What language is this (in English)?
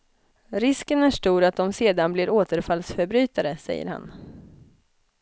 Swedish